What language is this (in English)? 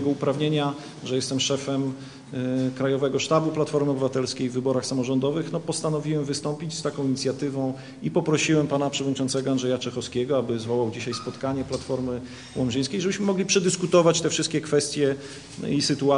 Polish